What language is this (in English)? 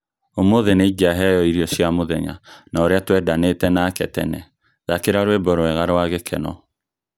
Kikuyu